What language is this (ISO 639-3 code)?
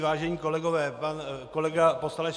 ces